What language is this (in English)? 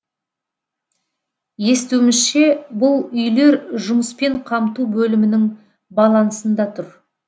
Kazakh